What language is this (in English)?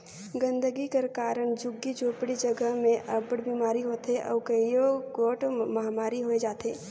Chhattisgarhi